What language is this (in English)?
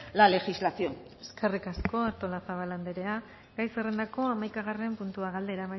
Basque